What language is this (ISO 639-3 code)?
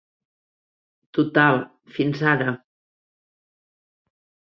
cat